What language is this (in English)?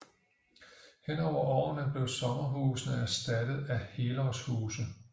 Danish